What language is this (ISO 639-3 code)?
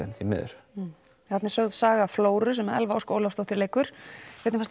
isl